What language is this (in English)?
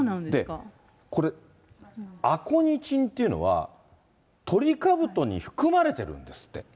Japanese